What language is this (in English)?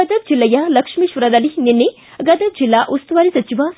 Kannada